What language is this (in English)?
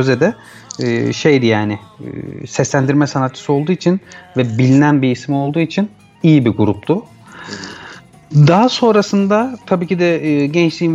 Turkish